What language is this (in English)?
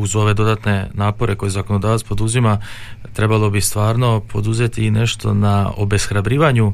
Croatian